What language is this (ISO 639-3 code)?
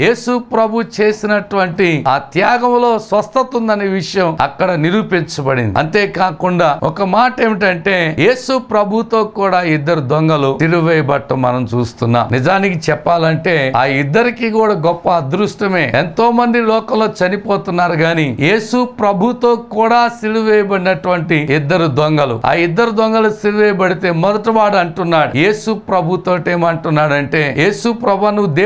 ron